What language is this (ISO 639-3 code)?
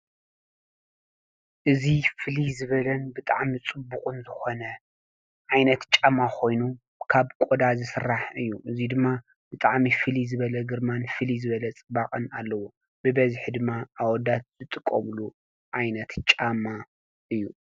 tir